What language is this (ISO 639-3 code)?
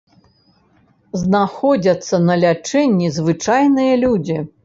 bel